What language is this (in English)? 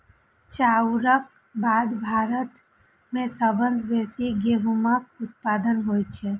Maithili